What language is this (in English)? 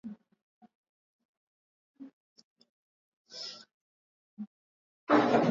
Swahili